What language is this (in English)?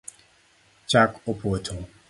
Luo (Kenya and Tanzania)